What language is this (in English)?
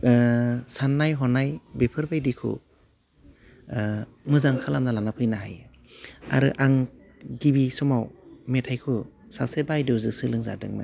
Bodo